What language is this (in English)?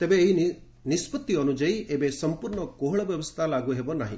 Odia